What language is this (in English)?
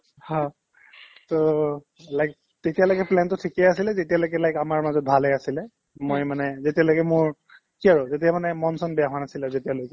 Assamese